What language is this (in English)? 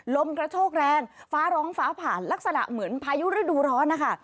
Thai